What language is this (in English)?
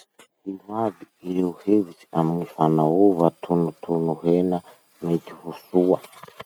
Masikoro Malagasy